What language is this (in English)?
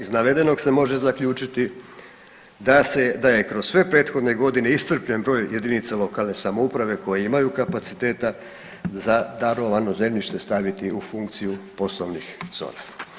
Croatian